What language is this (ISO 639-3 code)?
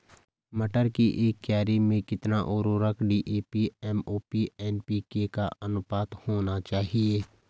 hin